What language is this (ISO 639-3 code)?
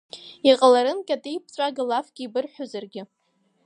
abk